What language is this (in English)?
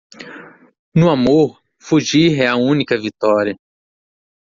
Portuguese